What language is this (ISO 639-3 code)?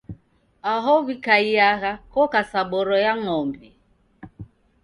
dav